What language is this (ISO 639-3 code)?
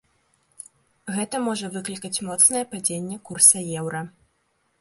bel